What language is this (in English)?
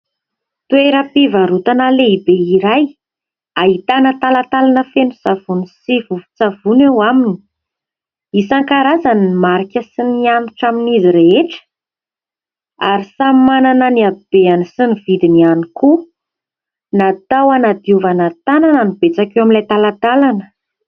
Malagasy